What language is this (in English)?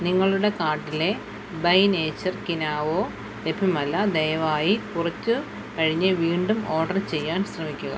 Malayalam